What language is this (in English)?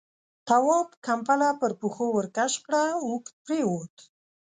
Pashto